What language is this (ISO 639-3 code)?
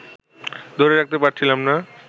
ben